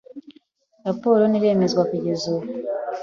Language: Kinyarwanda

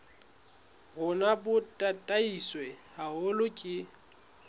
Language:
Southern Sotho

